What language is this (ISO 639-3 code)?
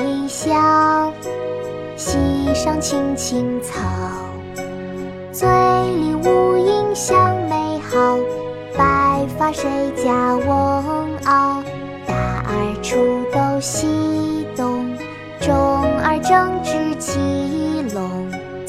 zho